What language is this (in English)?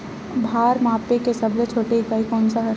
Chhattisgarhi